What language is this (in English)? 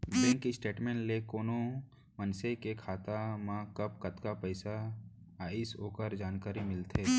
Chhattisgarhi